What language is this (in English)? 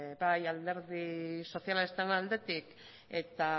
Basque